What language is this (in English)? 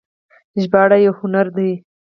Pashto